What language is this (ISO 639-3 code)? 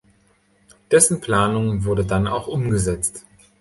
deu